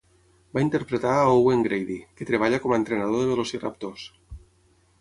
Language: Catalan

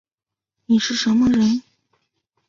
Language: Chinese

